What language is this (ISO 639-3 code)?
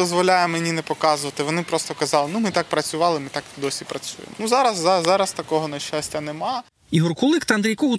ukr